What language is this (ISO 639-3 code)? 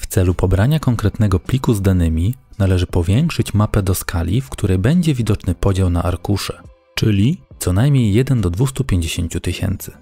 pol